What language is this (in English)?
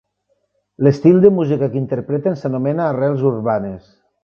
Catalan